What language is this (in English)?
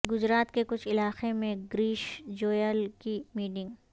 Urdu